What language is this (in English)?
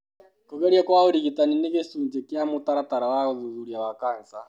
Kikuyu